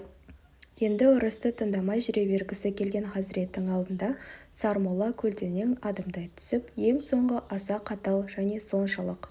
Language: Kazakh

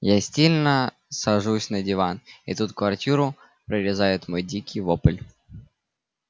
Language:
Russian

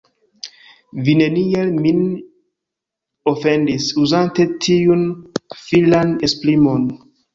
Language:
Esperanto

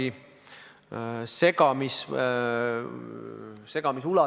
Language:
Estonian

